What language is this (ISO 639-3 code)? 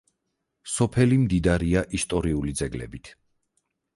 kat